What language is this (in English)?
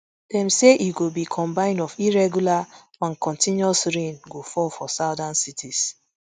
Nigerian Pidgin